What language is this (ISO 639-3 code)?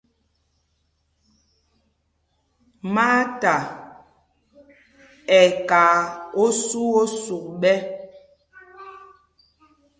mgg